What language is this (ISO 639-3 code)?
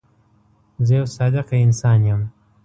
pus